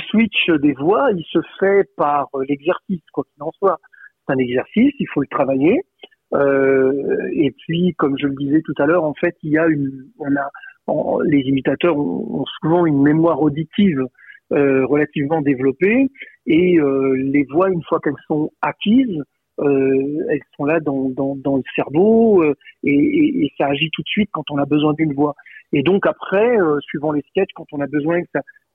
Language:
French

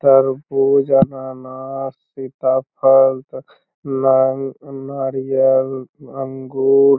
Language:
Magahi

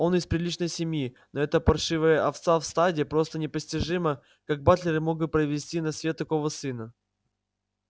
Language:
Russian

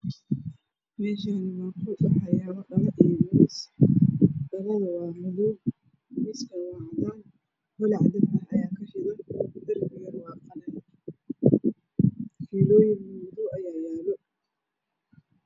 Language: Somali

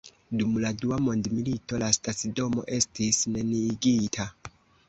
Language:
Esperanto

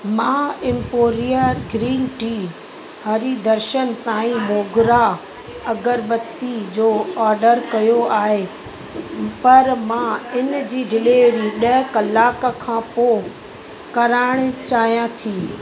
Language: Sindhi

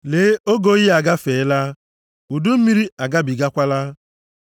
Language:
Igbo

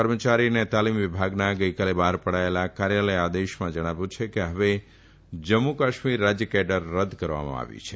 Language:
Gujarati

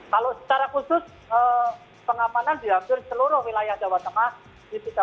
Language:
Indonesian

